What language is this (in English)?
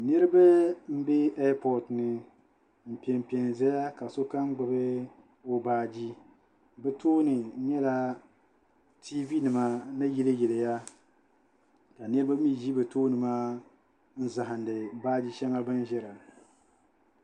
Dagbani